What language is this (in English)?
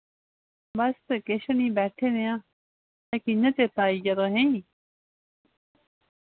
Dogri